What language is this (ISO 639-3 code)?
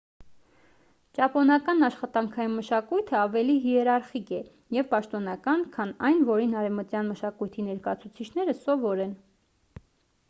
hye